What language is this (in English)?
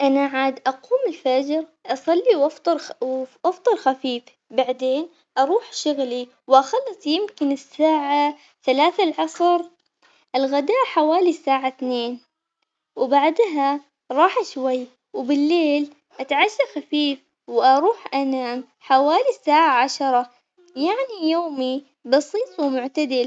Omani Arabic